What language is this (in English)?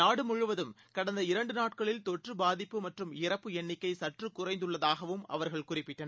Tamil